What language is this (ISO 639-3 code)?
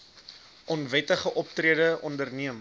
afr